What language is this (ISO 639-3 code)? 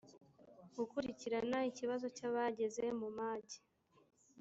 kin